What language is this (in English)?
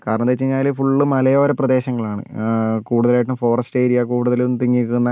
Malayalam